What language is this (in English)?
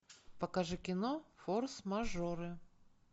Russian